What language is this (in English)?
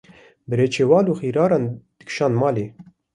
Kurdish